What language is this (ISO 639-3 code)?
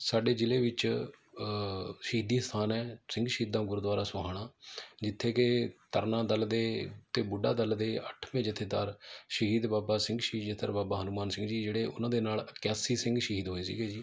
pan